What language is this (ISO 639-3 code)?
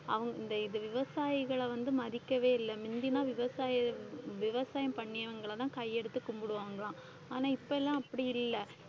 tam